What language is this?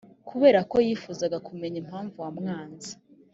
Kinyarwanda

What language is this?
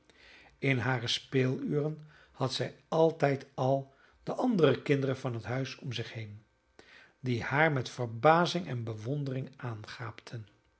Dutch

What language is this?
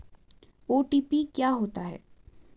Hindi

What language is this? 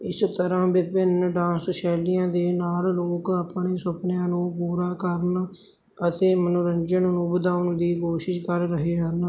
Punjabi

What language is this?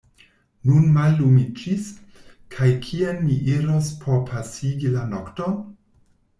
Esperanto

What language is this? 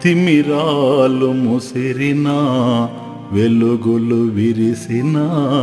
Telugu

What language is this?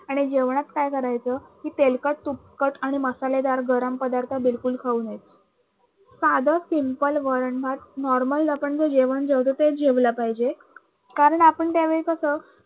Marathi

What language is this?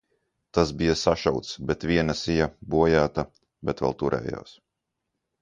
Latvian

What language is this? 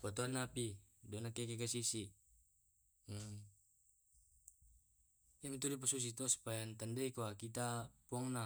Tae'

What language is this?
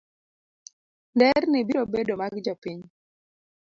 Luo (Kenya and Tanzania)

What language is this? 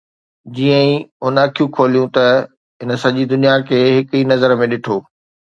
Sindhi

